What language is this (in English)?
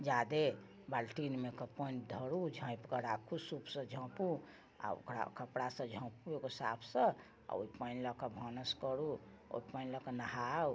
Maithili